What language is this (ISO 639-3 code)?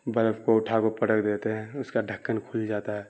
urd